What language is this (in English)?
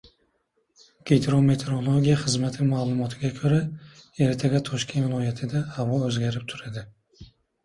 Uzbek